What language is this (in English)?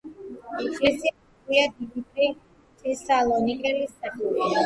Georgian